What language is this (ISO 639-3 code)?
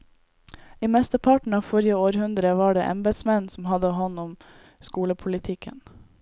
nor